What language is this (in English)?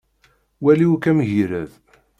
Kabyle